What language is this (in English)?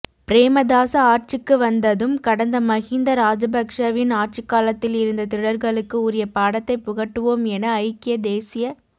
Tamil